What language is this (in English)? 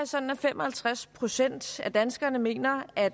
Danish